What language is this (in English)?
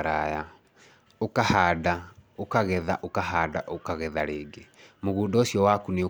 Kikuyu